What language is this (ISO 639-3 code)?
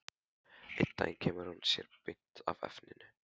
isl